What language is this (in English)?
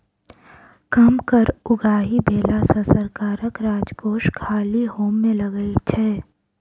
Maithili